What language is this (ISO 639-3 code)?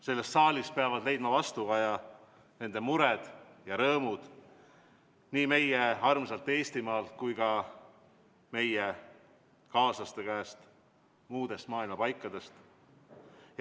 est